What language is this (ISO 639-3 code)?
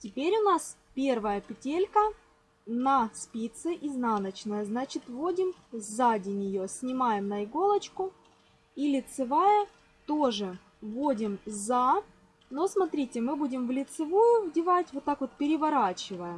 rus